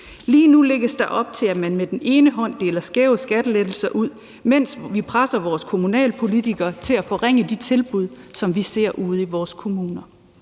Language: Danish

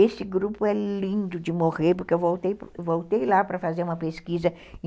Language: Portuguese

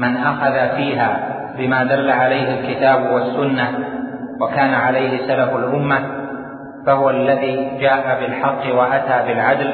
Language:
Arabic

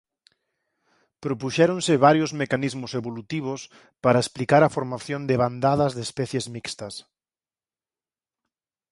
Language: Galician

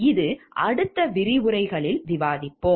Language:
Tamil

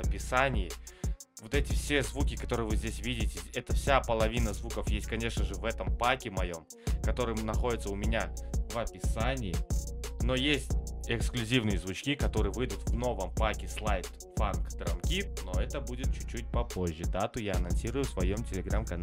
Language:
Russian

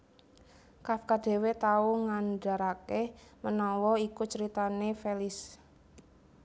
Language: Javanese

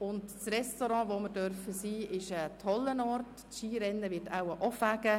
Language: Swiss German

